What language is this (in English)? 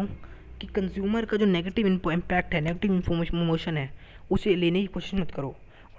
Hindi